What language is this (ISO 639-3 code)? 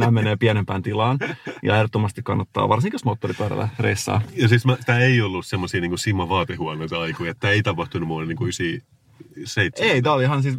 fin